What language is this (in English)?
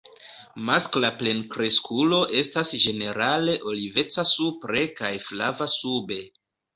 Esperanto